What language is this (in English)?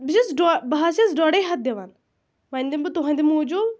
Kashmiri